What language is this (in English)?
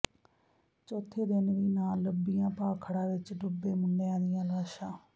Punjabi